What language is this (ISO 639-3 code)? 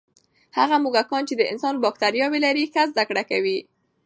pus